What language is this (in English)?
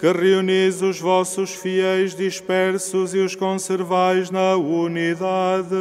Portuguese